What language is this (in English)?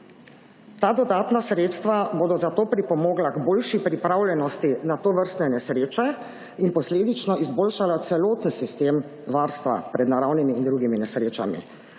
Slovenian